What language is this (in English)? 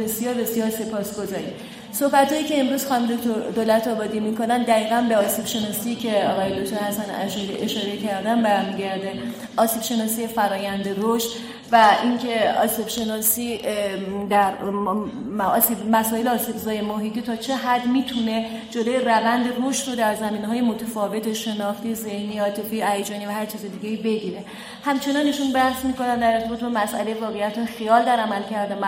Persian